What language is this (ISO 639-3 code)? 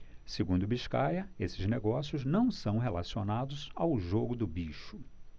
por